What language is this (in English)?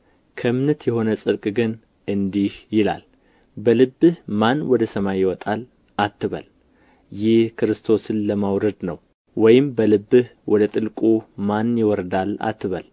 Amharic